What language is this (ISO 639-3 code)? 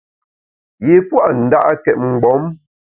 bax